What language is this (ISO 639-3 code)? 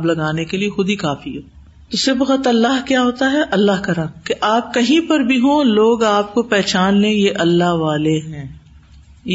urd